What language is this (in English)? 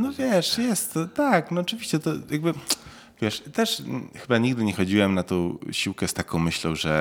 Polish